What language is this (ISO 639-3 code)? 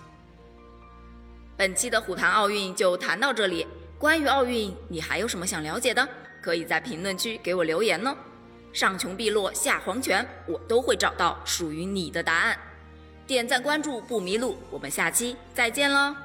zho